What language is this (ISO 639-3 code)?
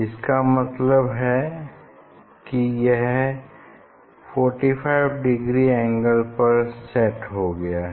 hin